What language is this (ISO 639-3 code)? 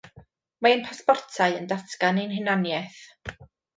cym